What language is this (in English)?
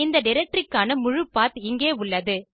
Tamil